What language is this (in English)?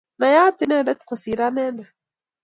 Kalenjin